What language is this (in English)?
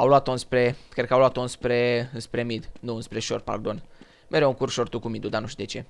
Romanian